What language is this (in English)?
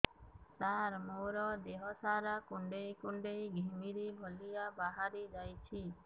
Odia